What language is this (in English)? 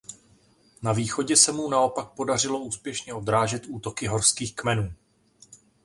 Czech